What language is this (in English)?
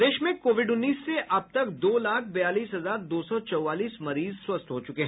Hindi